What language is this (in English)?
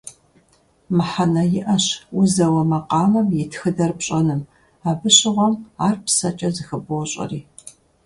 Kabardian